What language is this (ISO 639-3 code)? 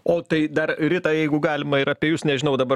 lit